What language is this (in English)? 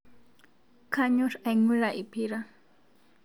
Masai